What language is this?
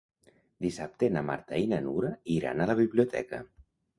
Catalan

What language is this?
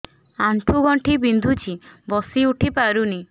Odia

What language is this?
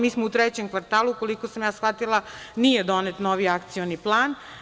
Serbian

